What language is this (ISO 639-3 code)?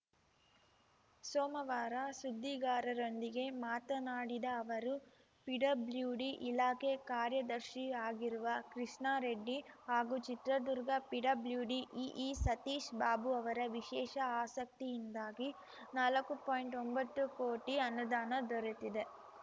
kan